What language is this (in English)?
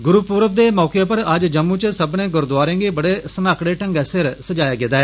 Dogri